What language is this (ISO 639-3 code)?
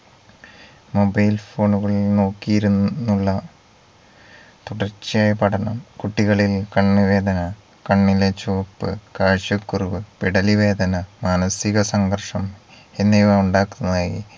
mal